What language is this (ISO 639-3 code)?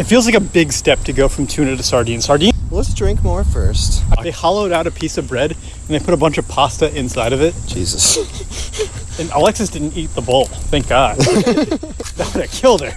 eng